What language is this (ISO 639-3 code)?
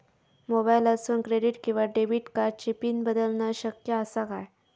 mar